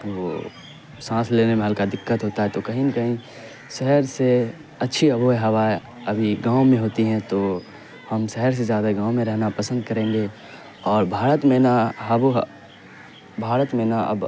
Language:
Urdu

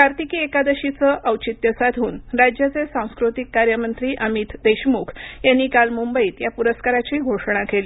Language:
Marathi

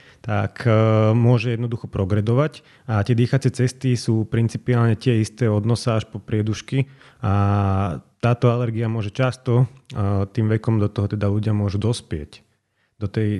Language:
Slovak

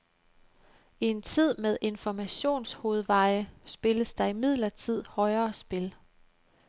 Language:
Danish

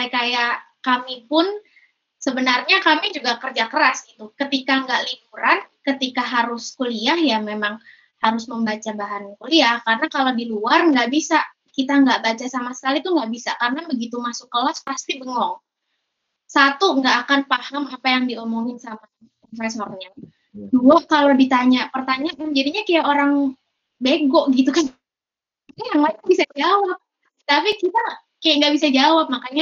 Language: Indonesian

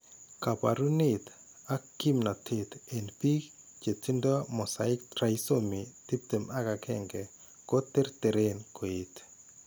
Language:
Kalenjin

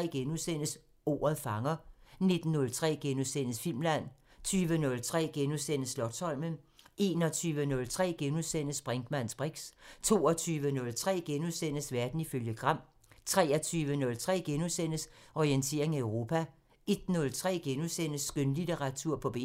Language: Danish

